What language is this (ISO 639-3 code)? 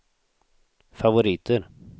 swe